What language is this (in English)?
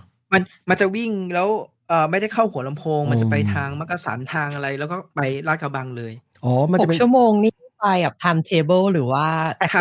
Thai